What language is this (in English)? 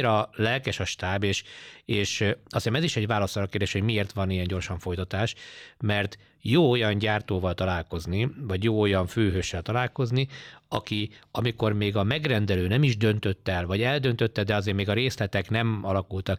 Hungarian